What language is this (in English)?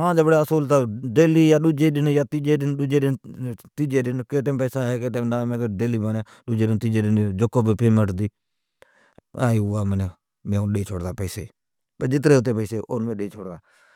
Od